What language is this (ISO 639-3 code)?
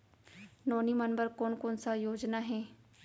hne